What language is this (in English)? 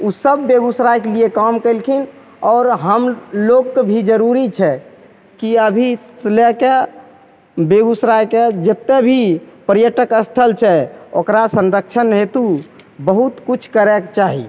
Maithili